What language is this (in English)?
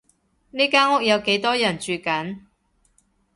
Cantonese